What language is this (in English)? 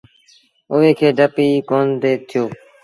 Sindhi Bhil